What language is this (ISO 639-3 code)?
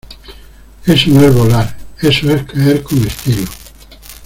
spa